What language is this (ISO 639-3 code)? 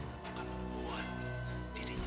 ind